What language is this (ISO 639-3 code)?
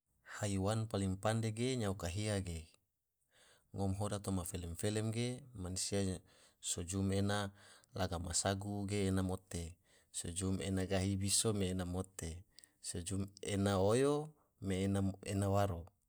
tvo